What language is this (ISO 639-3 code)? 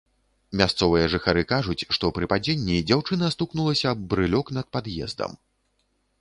bel